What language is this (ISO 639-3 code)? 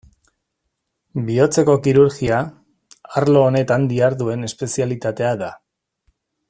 eus